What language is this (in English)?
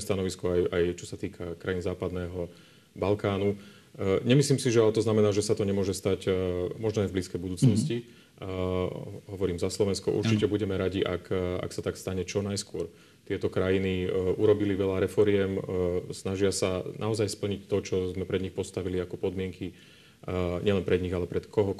Slovak